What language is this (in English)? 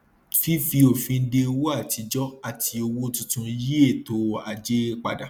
Yoruba